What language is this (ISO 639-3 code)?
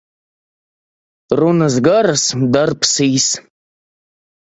lav